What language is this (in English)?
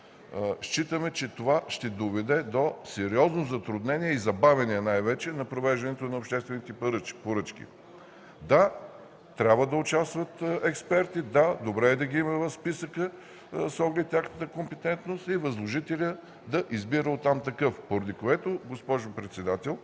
Bulgarian